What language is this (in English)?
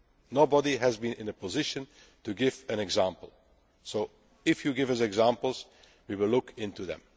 English